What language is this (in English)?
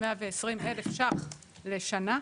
Hebrew